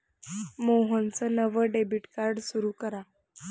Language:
Marathi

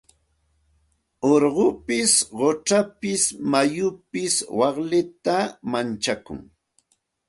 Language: Santa Ana de Tusi Pasco Quechua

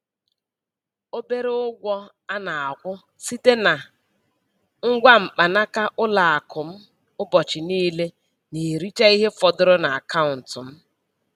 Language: Igbo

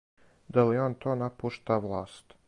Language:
Serbian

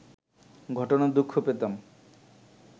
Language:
Bangla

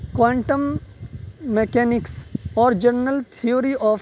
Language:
Urdu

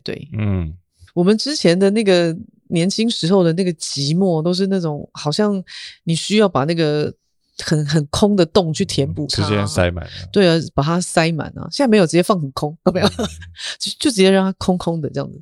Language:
Chinese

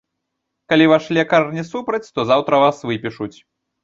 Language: Belarusian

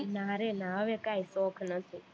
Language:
Gujarati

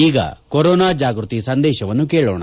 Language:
Kannada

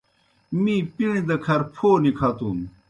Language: Kohistani Shina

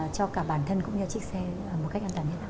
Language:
Vietnamese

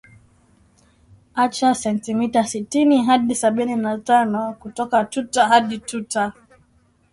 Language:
Swahili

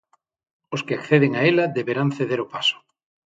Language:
Galician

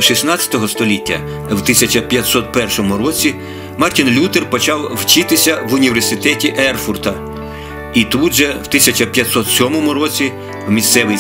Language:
Ukrainian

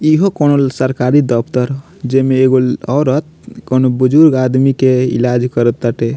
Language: Bhojpuri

